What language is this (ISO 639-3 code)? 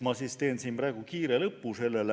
est